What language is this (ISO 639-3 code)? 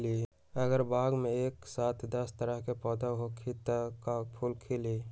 mag